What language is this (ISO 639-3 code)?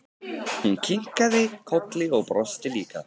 isl